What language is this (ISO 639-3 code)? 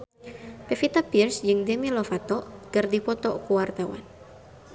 sun